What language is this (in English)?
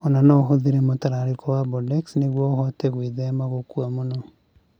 Kikuyu